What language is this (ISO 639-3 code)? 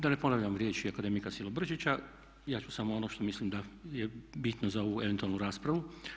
hrv